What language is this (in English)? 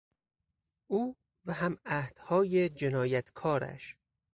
Persian